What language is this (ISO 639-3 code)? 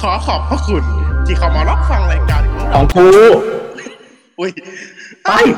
tha